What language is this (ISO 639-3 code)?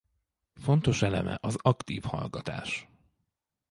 hun